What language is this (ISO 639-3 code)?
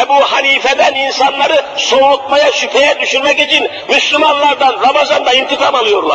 tur